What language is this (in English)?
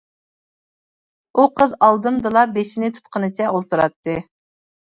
Uyghur